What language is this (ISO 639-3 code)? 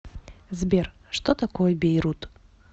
rus